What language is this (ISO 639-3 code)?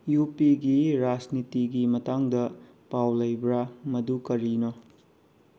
mni